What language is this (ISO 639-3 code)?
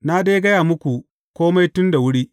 hau